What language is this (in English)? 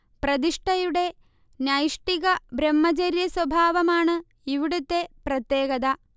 Malayalam